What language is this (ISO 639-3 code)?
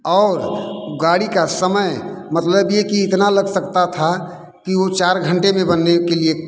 hin